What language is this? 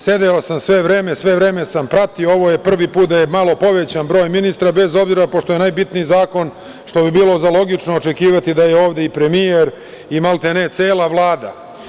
Serbian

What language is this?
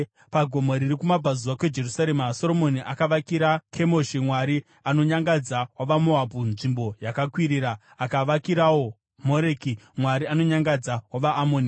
Shona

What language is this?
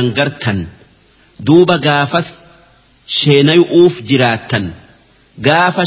Arabic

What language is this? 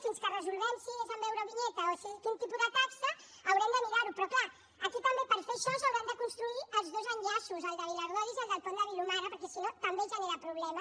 Catalan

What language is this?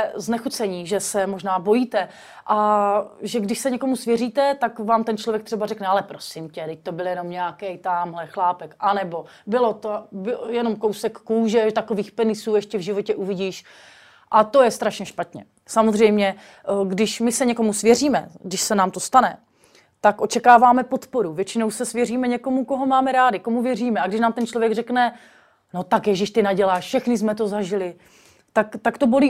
Czech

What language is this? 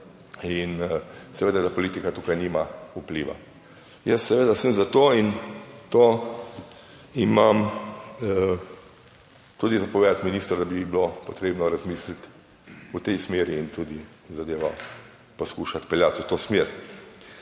Slovenian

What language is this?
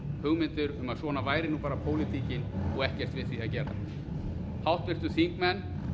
Icelandic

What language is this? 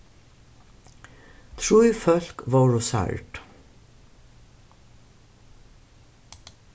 Faroese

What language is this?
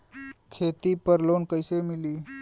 Bhojpuri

